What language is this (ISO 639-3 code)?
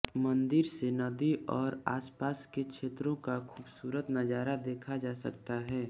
hin